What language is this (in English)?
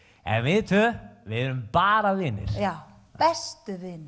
Icelandic